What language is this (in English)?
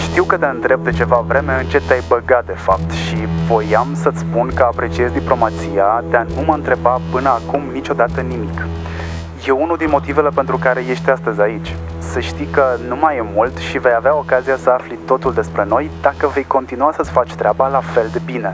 Romanian